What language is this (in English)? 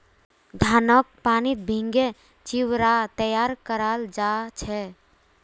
Magahi